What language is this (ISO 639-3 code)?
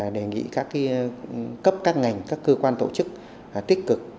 vie